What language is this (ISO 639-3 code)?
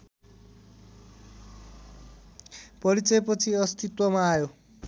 nep